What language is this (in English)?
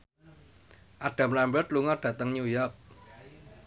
Javanese